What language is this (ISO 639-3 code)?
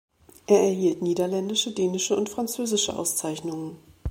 deu